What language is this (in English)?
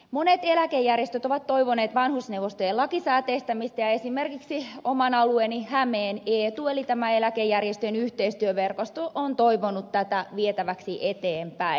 Finnish